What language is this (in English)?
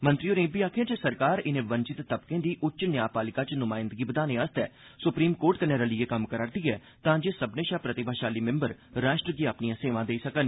Dogri